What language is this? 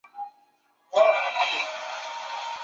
Chinese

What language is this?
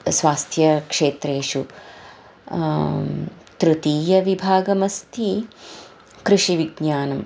Sanskrit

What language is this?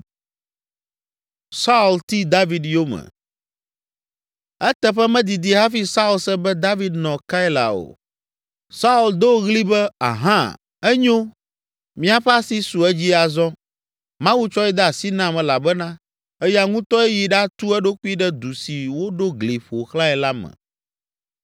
Ewe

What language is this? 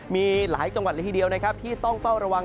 Thai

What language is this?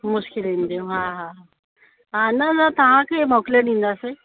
Sindhi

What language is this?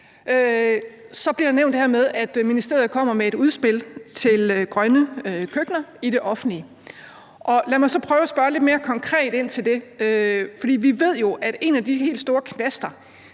Danish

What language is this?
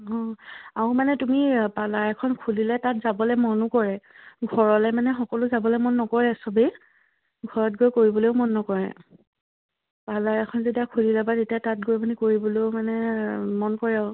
Assamese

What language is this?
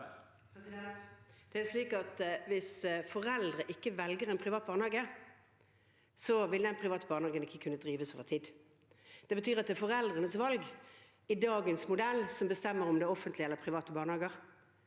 Norwegian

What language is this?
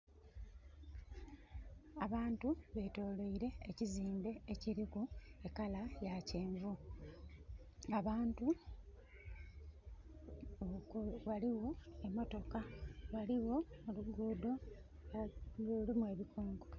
Soga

